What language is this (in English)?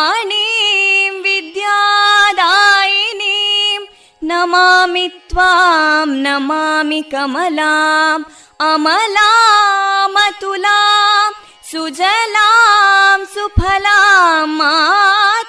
Kannada